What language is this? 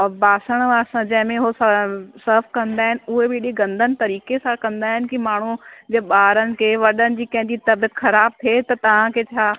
Sindhi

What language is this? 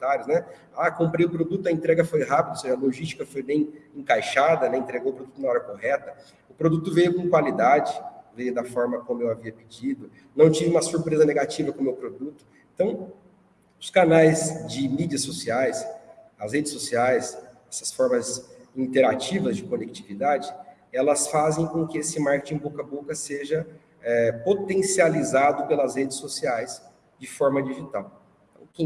Portuguese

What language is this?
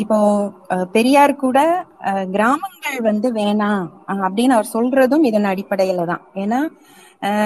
Tamil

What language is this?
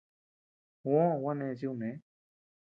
Tepeuxila Cuicatec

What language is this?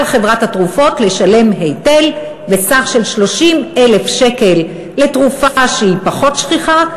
Hebrew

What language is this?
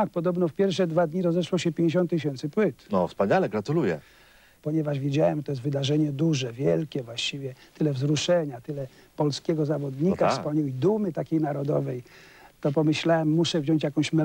Polish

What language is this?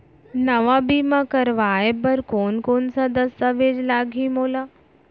Chhattisgarhi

